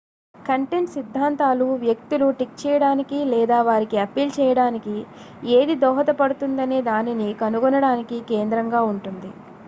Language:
Telugu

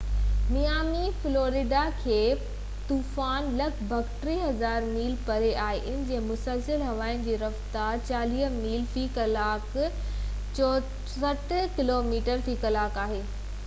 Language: Sindhi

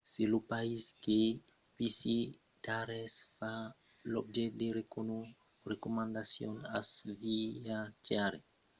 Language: Occitan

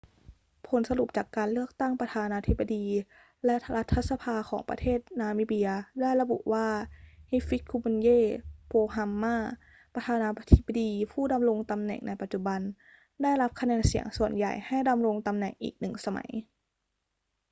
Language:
Thai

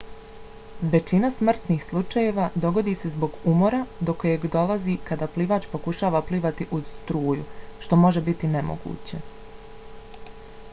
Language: Bosnian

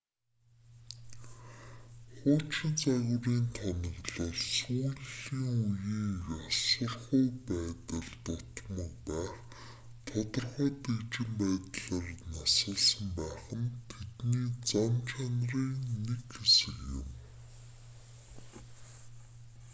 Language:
Mongolian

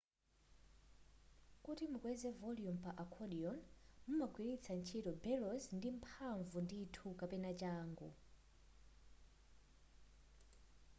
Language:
Nyanja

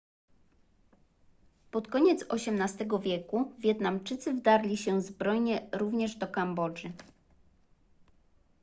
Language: Polish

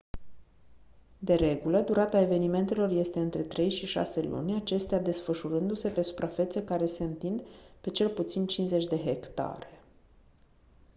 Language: Romanian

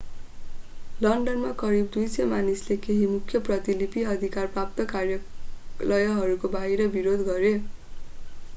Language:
Nepali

